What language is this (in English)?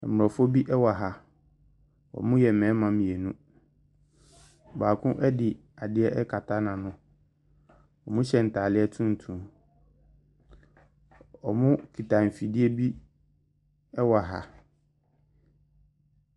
Akan